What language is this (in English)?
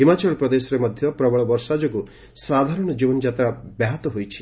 Odia